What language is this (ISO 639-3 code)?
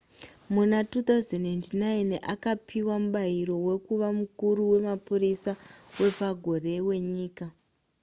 sna